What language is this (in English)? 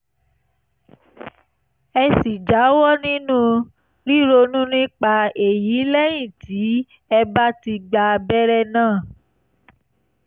Yoruba